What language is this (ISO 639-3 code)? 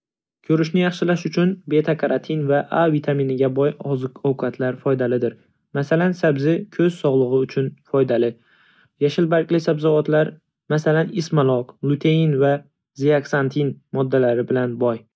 uzb